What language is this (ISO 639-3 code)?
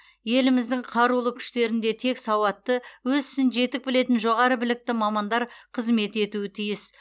kaz